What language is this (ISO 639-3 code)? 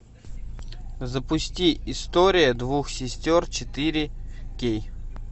rus